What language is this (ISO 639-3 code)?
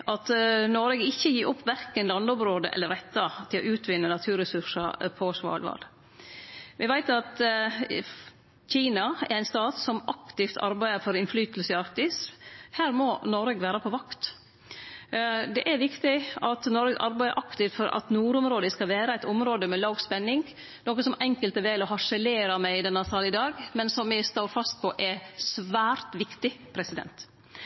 nno